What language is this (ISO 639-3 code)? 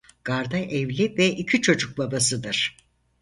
tur